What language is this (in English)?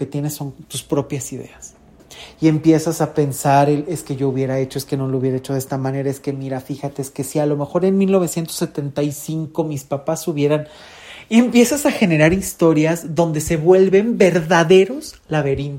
Spanish